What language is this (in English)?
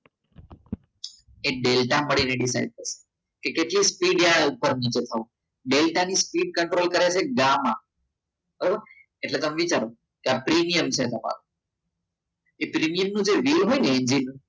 Gujarati